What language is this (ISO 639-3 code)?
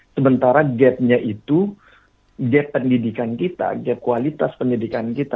ind